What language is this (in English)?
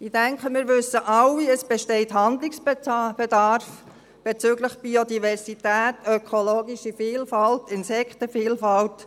Swiss German